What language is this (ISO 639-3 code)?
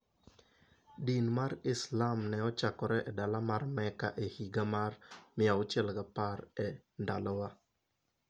luo